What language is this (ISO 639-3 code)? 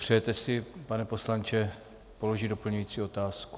ces